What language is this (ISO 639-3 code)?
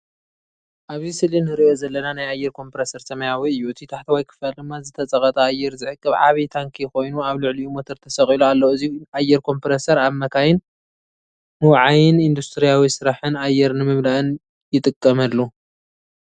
tir